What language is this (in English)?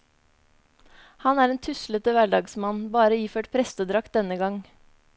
Norwegian